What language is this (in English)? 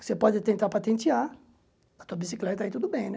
Portuguese